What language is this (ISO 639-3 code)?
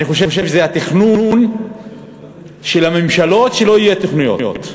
heb